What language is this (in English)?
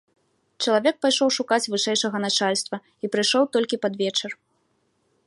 Belarusian